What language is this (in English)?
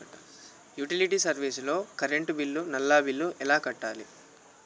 Telugu